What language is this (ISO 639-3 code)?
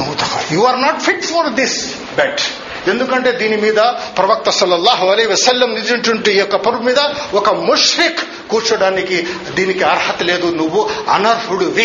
tel